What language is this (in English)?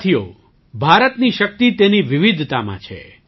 Gujarati